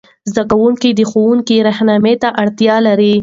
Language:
Pashto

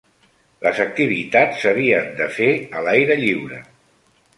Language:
Catalan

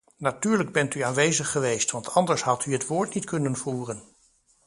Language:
Dutch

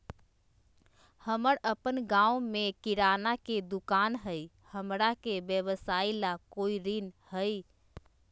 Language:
Magahi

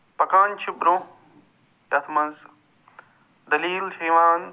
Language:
Kashmiri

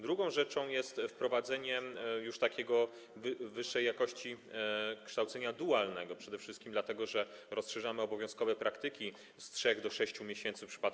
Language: Polish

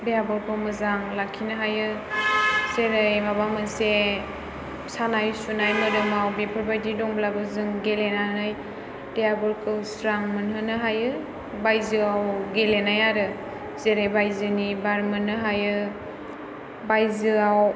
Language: Bodo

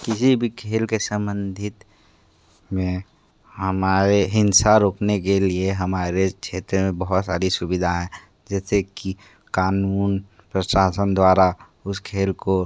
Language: Hindi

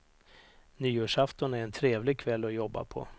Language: Swedish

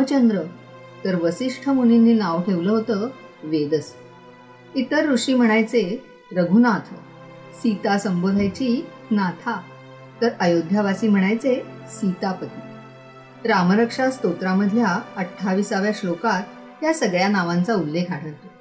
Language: Marathi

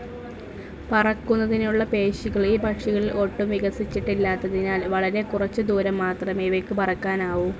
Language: Malayalam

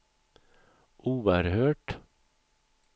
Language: Swedish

